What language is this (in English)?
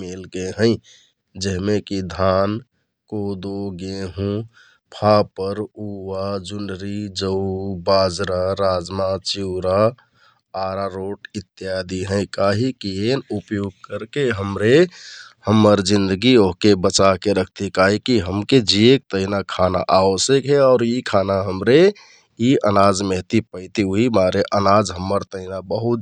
Kathoriya Tharu